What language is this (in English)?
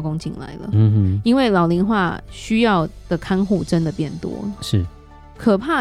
Chinese